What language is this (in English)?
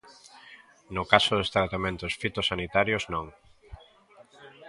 Galician